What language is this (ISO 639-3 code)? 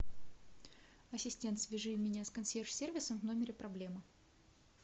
rus